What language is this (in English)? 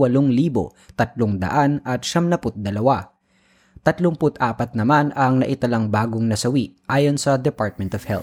Filipino